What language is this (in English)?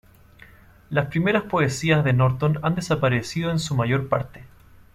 Spanish